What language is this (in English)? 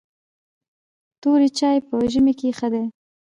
Pashto